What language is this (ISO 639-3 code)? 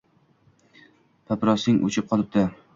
uzb